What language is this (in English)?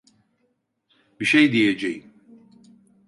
Turkish